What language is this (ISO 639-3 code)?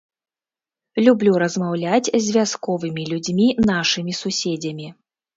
bel